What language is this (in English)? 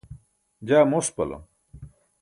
Burushaski